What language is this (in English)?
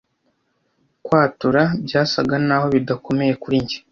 Kinyarwanda